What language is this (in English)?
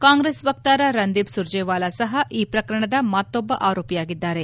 Kannada